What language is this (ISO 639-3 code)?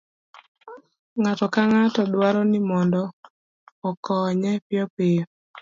luo